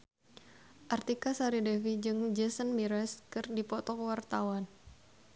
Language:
Sundanese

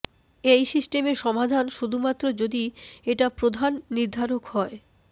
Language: Bangla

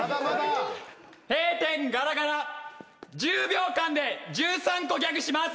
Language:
Japanese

